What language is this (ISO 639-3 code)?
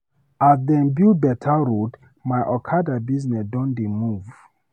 pcm